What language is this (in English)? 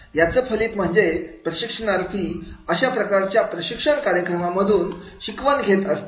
Marathi